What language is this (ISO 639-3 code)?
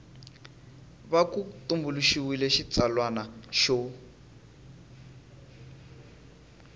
tso